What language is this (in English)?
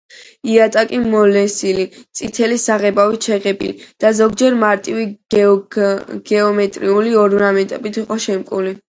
Georgian